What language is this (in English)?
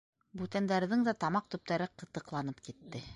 Bashkir